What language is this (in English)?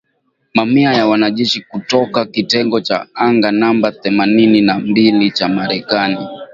Swahili